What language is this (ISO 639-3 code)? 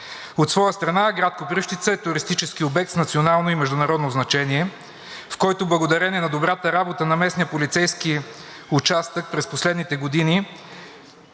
bul